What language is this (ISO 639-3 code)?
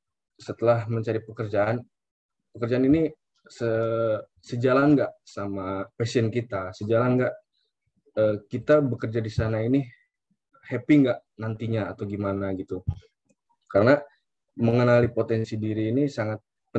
ind